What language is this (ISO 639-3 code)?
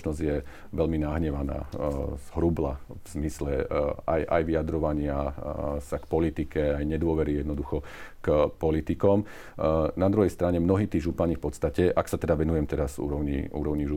slk